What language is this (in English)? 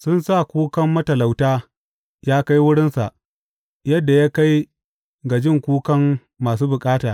Hausa